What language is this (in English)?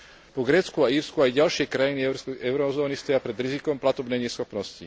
Slovak